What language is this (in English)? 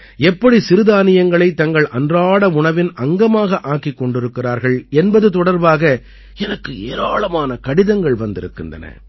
Tamil